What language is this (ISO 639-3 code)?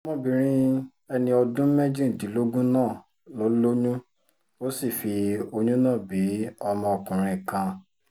yor